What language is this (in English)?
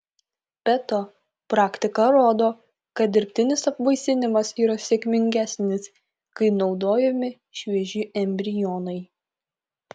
Lithuanian